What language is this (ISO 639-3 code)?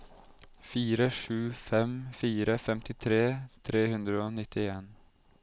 nor